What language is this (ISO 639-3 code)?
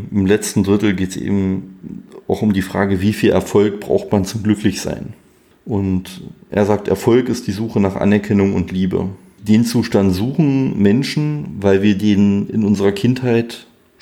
deu